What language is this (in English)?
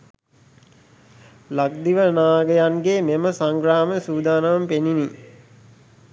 Sinhala